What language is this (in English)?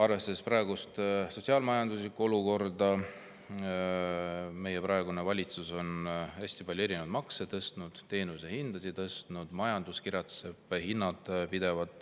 Estonian